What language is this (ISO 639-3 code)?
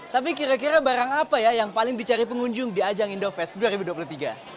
ind